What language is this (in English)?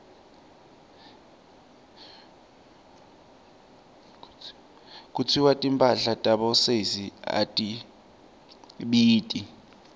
Swati